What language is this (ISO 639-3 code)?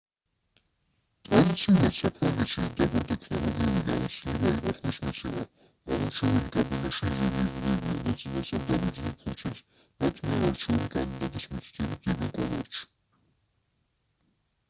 kat